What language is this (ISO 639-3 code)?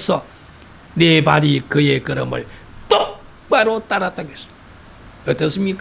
kor